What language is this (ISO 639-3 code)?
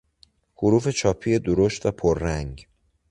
fas